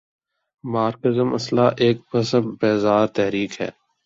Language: Urdu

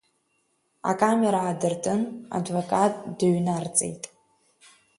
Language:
Abkhazian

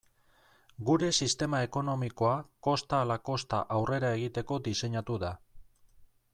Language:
Basque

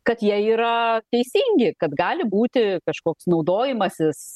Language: Lithuanian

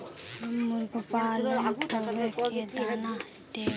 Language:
Magahi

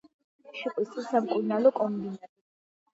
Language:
Georgian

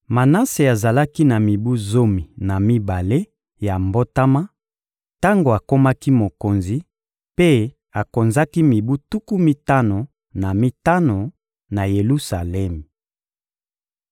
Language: Lingala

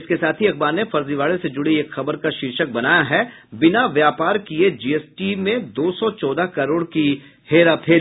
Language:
Hindi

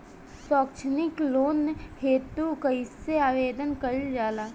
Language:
Bhojpuri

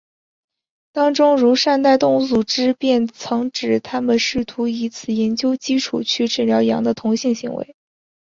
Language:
Chinese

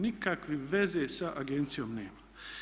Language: Croatian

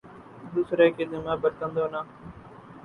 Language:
Urdu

